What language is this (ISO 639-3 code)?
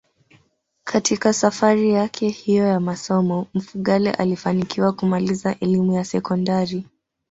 swa